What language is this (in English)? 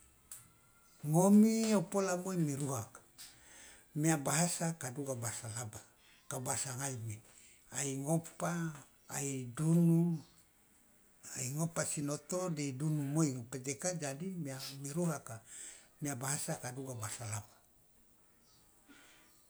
Loloda